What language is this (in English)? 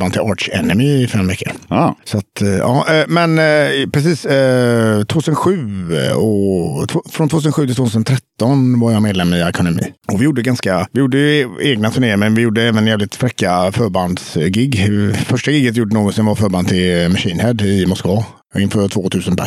Swedish